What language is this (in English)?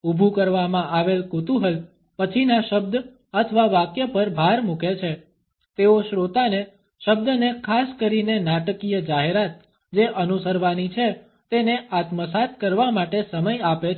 Gujarati